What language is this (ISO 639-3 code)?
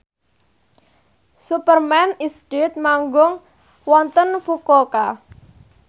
jav